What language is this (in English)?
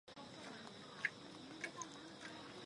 Chinese